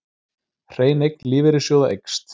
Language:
Icelandic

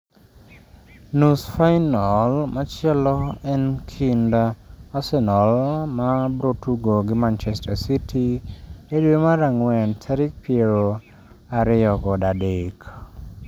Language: Luo (Kenya and Tanzania)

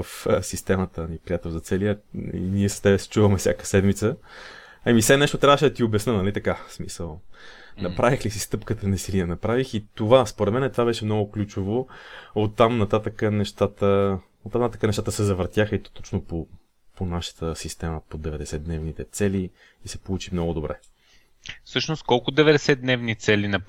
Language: Bulgarian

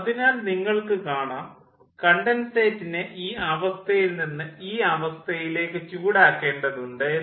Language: Malayalam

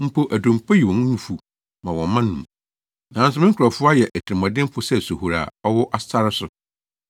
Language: Akan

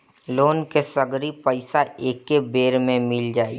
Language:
Bhojpuri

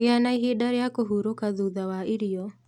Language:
Kikuyu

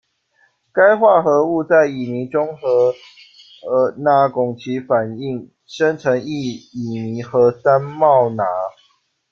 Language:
Chinese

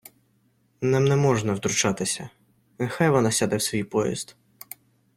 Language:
Ukrainian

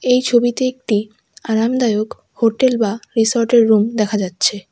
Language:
Bangla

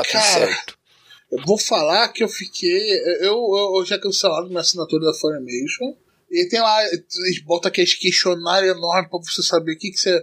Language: Portuguese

